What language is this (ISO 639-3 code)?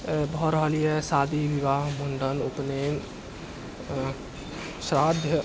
mai